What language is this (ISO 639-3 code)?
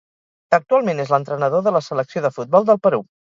cat